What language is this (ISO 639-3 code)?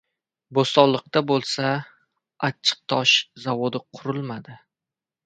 uzb